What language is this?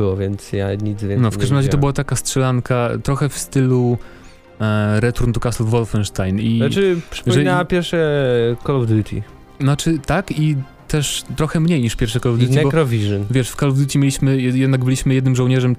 Polish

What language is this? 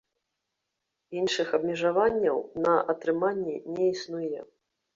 Belarusian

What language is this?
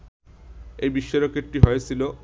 Bangla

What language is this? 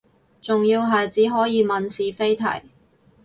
Cantonese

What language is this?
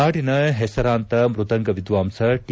Kannada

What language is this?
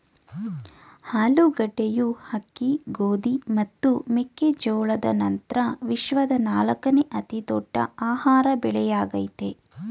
Kannada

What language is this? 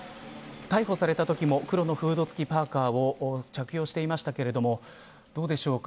Japanese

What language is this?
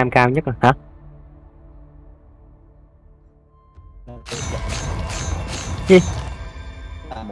Vietnamese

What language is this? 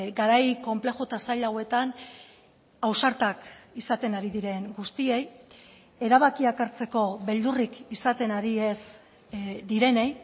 Basque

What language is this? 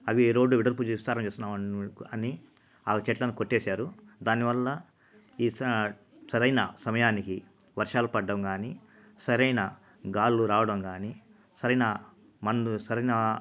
Telugu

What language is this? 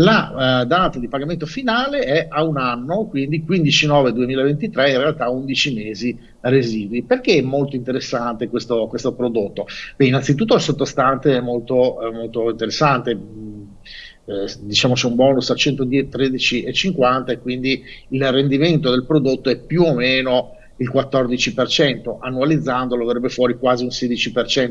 Italian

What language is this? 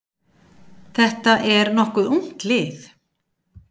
Icelandic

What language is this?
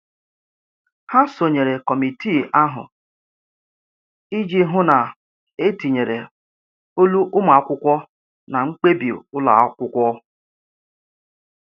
Igbo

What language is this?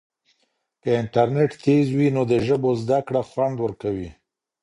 Pashto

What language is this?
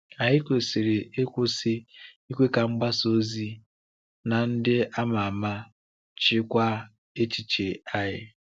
Igbo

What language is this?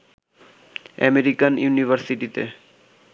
Bangla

